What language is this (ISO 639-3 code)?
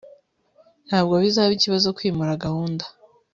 kin